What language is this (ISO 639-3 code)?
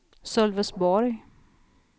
swe